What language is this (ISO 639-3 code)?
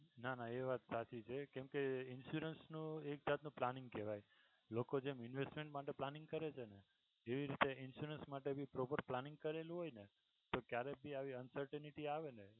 guj